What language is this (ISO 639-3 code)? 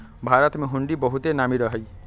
mag